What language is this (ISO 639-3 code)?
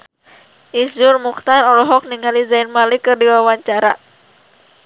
sun